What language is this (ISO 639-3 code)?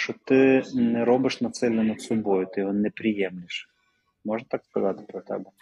ukr